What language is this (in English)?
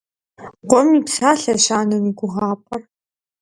Kabardian